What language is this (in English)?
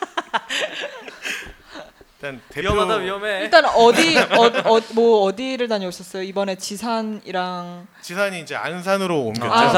Korean